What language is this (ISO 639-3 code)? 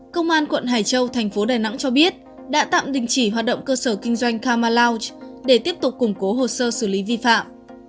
vie